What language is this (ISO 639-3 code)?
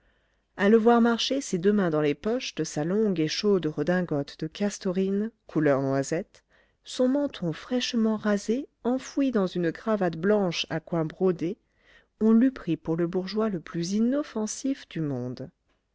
fra